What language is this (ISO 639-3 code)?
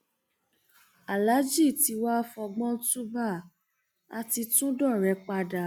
yor